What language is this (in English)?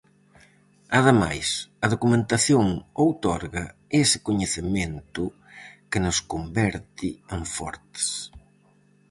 Galician